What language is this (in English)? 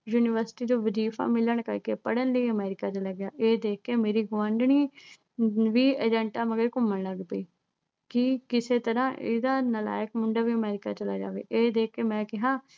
Punjabi